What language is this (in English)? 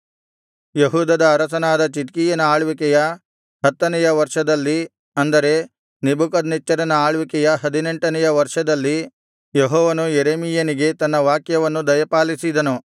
Kannada